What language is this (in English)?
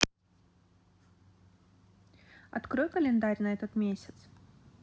Russian